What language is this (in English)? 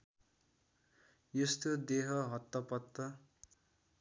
Nepali